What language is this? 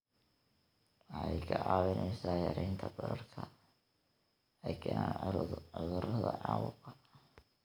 Somali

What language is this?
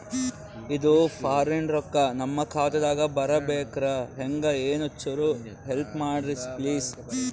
Kannada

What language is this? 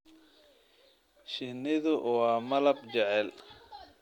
Somali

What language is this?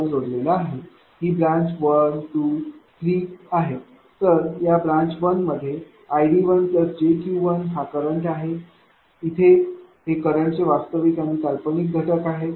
Marathi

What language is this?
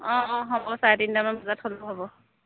Assamese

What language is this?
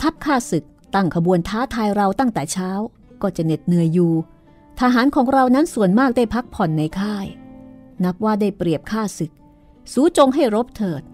Thai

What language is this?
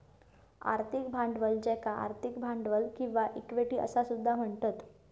Marathi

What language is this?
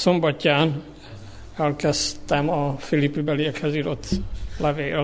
Hungarian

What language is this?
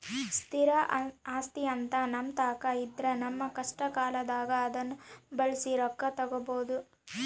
Kannada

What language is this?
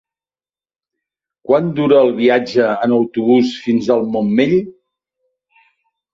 Catalan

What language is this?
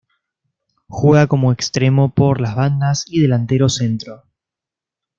Spanish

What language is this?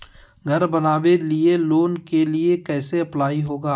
Magahi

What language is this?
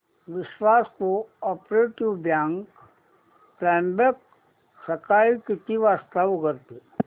Marathi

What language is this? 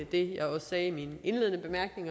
Danish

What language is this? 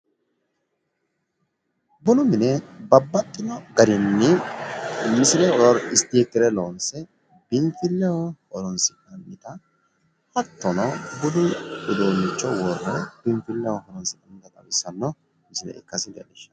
Sidamo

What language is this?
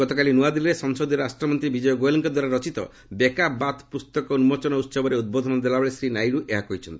Odia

